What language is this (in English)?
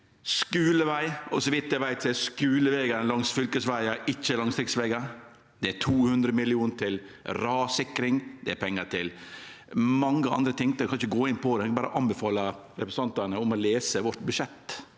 Norwegian